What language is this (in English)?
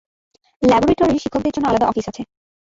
Bangla